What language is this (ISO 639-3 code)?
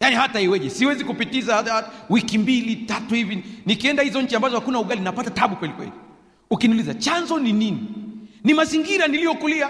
swa